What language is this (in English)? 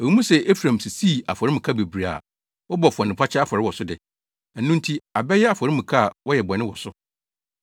Akan